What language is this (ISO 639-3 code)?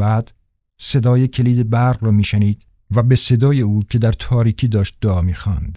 fas